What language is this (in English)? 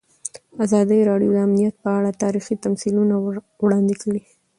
Pashto